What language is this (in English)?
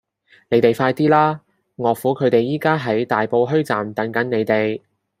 Cantonese